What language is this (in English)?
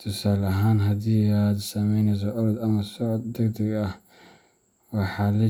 Somali